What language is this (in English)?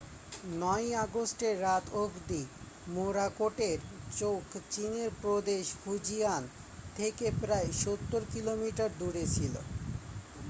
Bangla